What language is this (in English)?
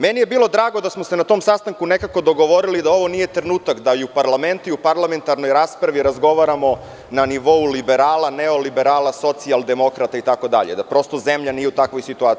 Serbian